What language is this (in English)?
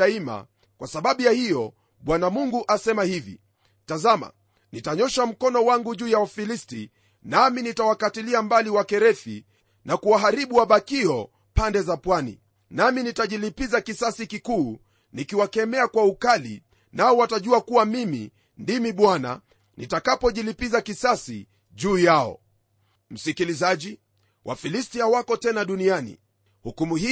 Swahili